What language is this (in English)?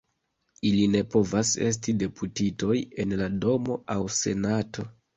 Esperanto